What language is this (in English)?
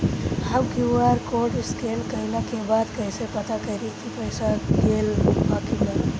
Bhojpuri